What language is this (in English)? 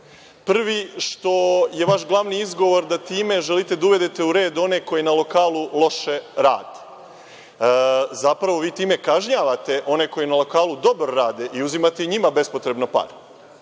Serbian